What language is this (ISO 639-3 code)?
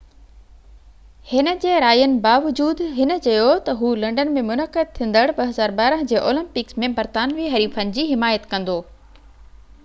snd